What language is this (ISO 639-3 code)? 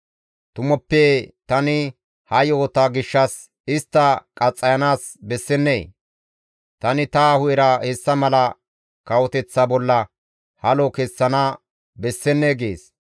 gmv